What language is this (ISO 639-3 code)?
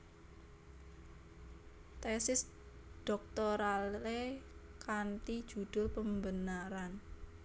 jav